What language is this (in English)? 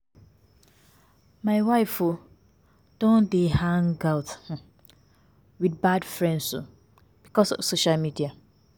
Nigerian Pidgin